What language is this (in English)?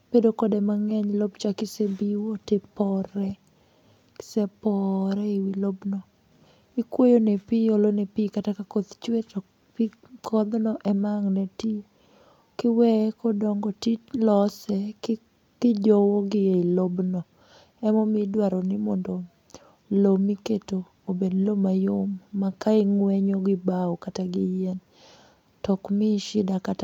Luo (Kenya and Tanzania)